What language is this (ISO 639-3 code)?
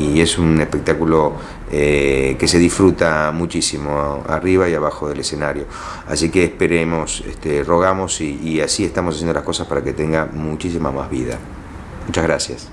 spa